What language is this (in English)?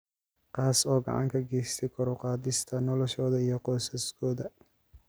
Somali